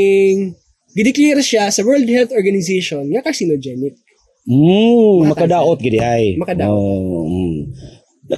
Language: Filipino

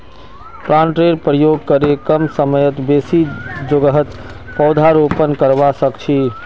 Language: Magahi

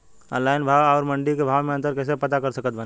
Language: Bhojpuri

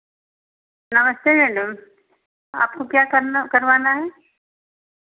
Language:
Hindi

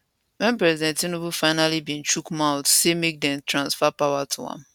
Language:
Nigerian Pidgin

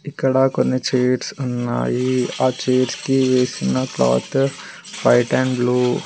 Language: Telugu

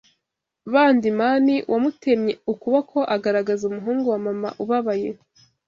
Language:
Kinyarwanda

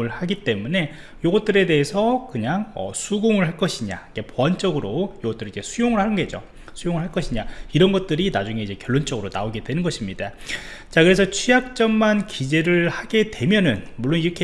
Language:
Korean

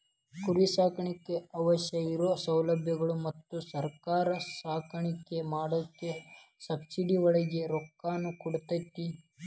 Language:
Kannada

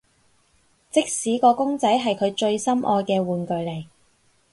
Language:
Cantonese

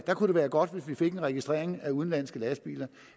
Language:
Danish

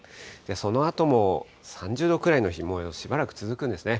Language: Japanese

